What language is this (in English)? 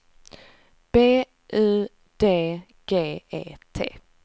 Swedish